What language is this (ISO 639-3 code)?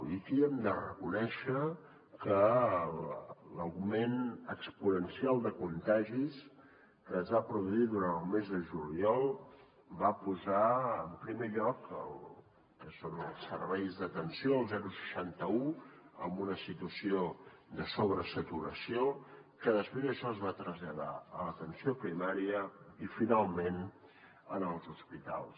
cat